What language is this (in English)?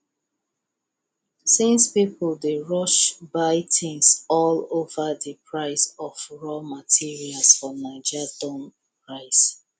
Nigerian Pidgin